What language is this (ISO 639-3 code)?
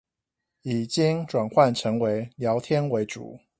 zho